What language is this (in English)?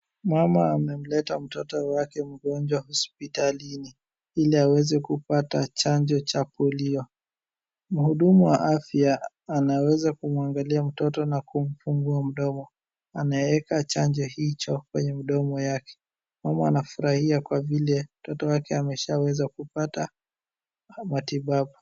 Swahili